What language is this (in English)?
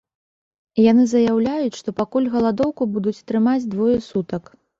Belarusian